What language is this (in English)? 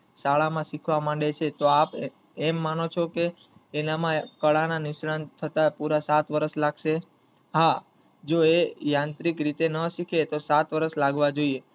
Gujarati